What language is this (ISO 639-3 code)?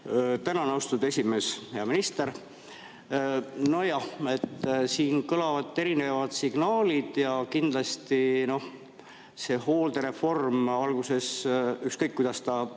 est